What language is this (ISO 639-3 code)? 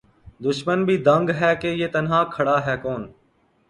urd